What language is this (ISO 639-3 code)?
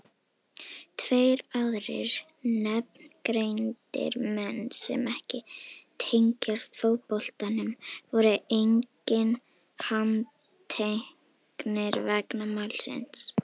isl